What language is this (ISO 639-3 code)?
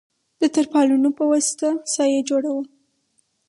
pus